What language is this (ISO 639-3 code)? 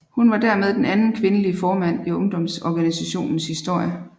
dan